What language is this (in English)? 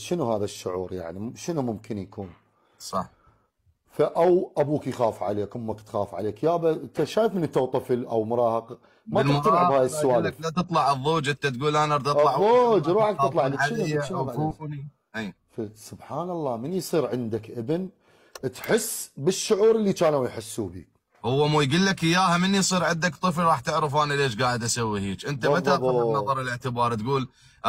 Arabic